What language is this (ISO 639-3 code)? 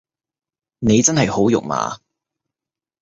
yue